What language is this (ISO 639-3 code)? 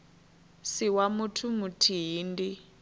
ven